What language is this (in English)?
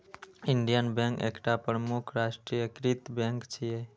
Maithili